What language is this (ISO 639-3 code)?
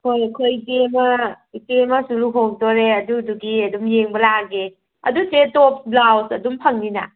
mni